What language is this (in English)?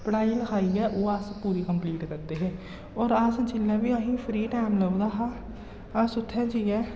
Dogri